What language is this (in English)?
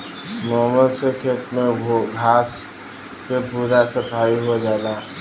Bhojpuri